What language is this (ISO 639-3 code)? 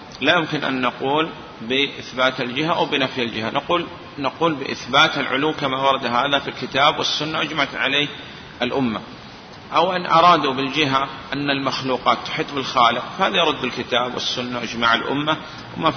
ara